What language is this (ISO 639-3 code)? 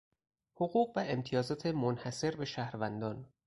fas